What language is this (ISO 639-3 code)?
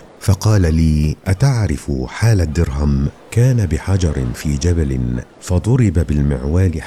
ara